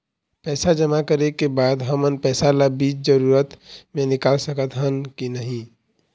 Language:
Chhattisgarhi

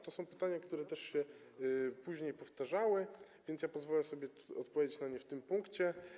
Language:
Polish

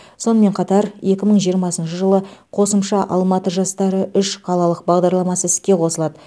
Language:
Kazakh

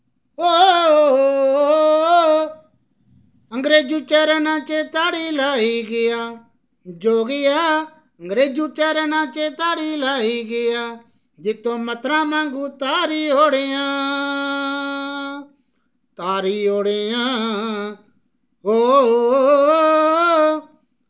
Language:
Dogri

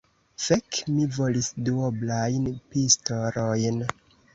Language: Esperanto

